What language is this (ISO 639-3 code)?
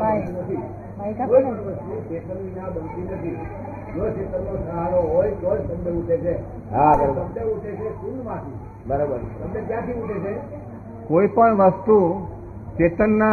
guj